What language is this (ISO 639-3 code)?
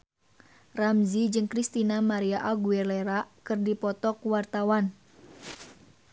sun